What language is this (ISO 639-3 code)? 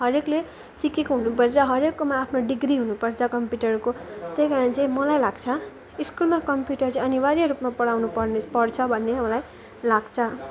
nep